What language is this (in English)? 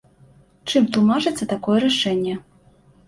Belarusian